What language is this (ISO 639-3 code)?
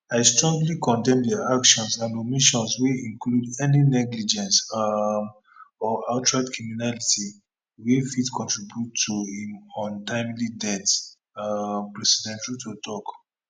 pcm